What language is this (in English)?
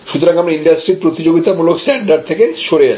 Bangla